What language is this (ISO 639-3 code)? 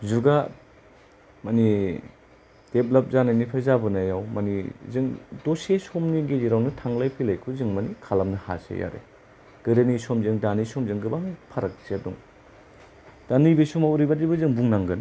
brx